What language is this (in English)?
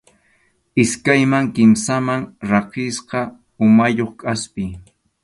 Arequipa-La Unión Quechua